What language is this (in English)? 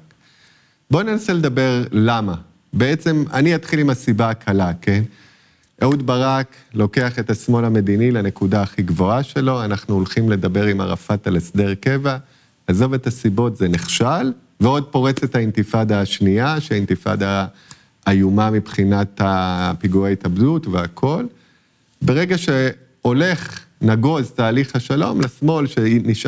Hebrew